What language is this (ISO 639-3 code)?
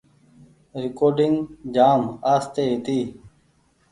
gig